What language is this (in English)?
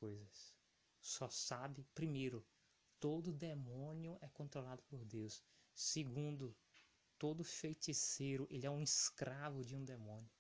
Portuguese